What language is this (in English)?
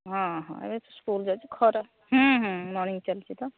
Odia